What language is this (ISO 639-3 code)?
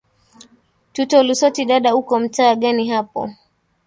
swa